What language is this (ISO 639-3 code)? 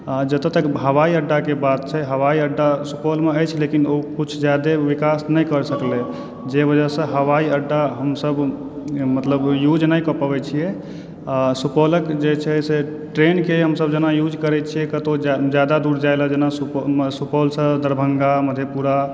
mai